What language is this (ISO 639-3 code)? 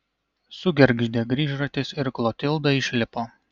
lit